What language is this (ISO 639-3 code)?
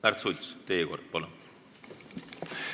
est